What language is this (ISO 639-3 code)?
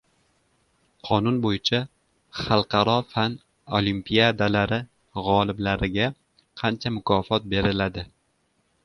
uzb